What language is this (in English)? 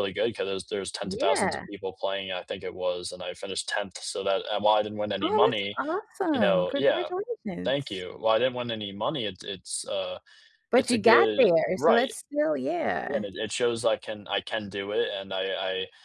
English